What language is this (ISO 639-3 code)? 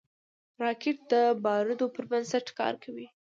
pus